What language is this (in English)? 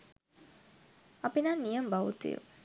Sinhala